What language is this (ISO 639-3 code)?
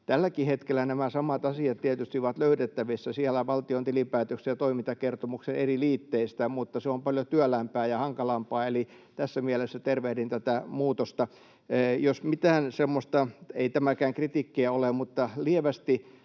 fin